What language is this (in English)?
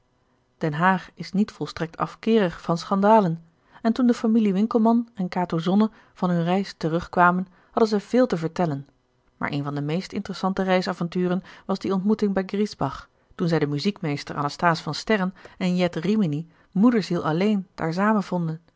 Dutch